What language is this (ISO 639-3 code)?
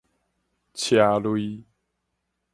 nan